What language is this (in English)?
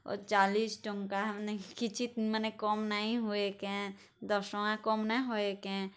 Odia